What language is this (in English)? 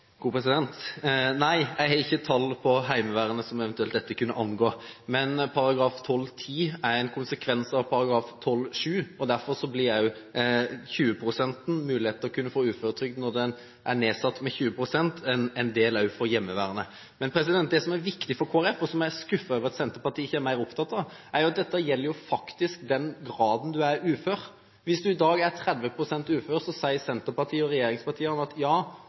Norwegian Bokmål